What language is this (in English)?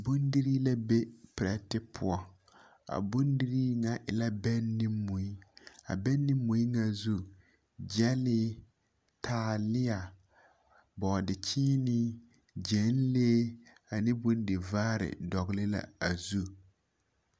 Southern Dagaare